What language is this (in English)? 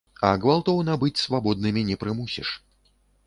Belarusian